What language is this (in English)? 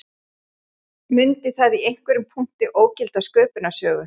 Icelandic